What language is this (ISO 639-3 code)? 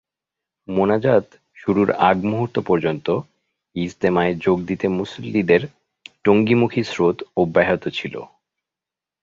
ben